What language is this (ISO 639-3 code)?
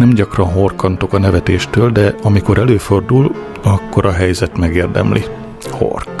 hun